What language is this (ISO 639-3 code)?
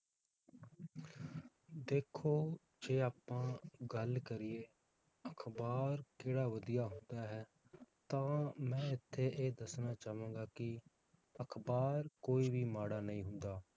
pan